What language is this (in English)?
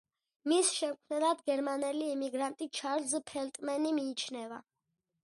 Georgian